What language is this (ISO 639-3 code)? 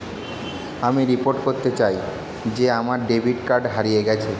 ben